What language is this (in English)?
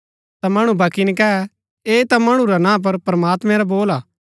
Gaddi